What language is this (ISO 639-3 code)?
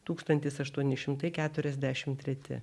lit